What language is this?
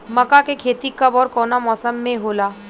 Bhojpuri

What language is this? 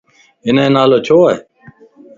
Lasi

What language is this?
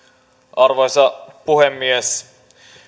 Finnish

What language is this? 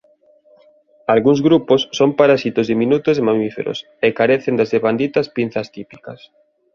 Galician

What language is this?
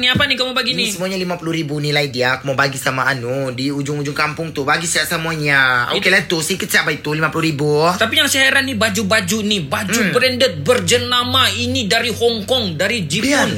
Malay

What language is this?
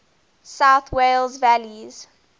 English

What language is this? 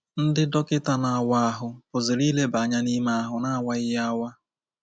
Igbo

